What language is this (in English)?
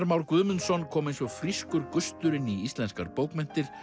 Icelandic